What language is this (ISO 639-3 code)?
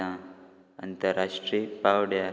kok